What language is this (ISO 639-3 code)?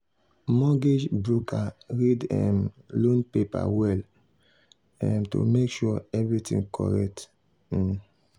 pcm